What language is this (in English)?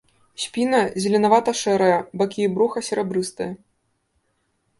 Belarusian